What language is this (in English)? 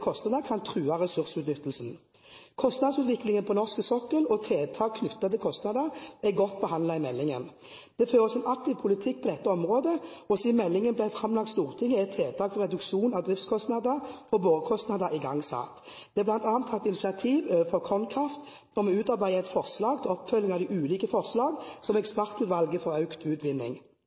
Norwegian Bokmål